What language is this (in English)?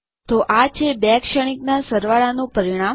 Gujarati